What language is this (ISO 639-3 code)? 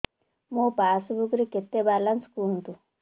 ori